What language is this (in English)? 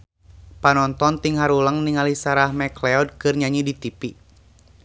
Sundanese